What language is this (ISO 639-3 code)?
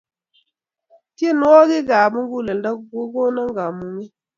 kln